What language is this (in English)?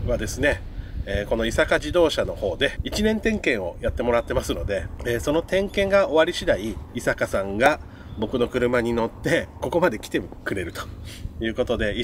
Japanese